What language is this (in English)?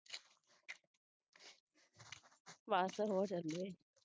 Punjabi